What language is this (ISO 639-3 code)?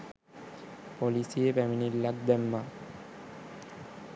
sin